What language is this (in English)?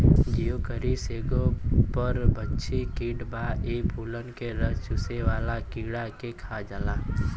Bhojpuri